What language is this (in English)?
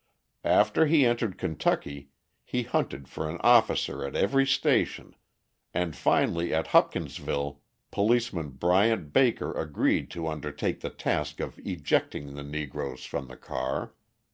English